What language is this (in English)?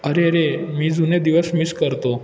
Marathi